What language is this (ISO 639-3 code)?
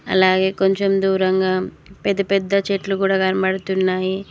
tel